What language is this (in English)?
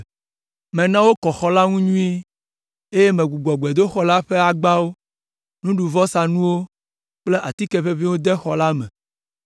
Ewe